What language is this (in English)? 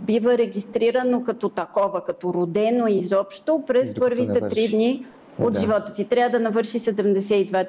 Bulgarian